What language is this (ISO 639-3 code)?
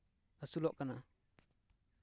sat